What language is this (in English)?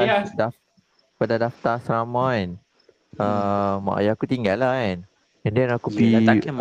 Malay